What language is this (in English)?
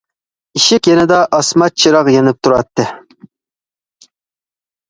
Uyghur